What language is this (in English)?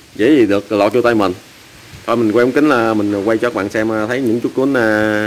Vietnamese